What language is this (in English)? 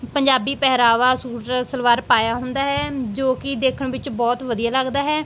Punjabi